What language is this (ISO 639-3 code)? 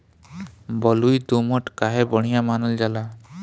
bho